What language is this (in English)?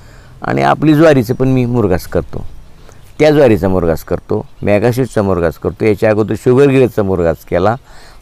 Romanian